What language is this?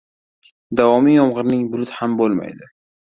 Uzbek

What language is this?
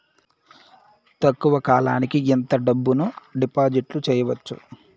Telugu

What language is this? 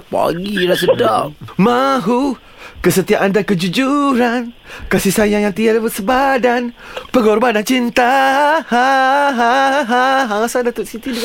Malay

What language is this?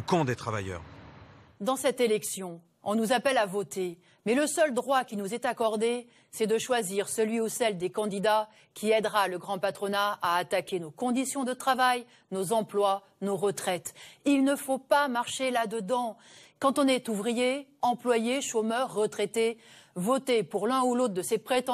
French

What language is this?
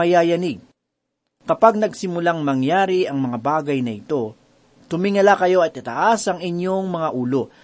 Filipino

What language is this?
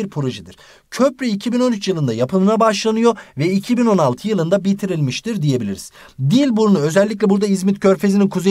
Turkish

